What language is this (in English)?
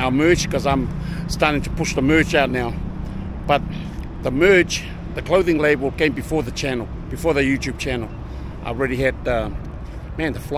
English